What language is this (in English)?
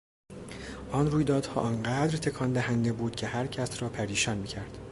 Persian